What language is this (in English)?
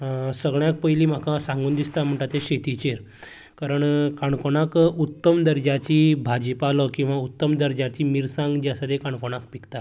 Konkani